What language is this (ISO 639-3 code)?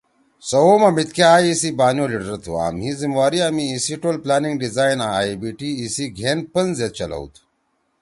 trw